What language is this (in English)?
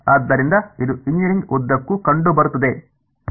Kannada